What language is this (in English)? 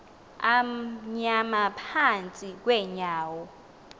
Xhosa